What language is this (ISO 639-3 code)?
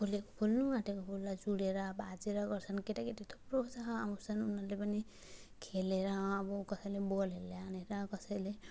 nep